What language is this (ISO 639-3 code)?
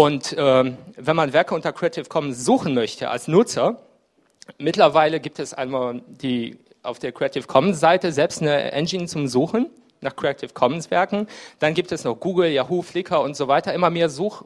deu